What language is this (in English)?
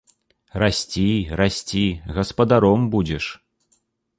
Belarusian